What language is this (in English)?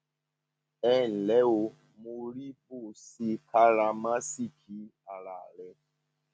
Yoruba